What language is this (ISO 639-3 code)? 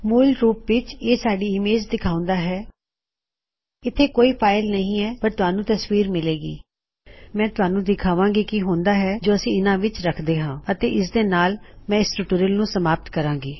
pan